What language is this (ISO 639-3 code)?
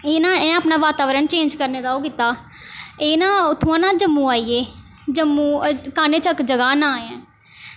doi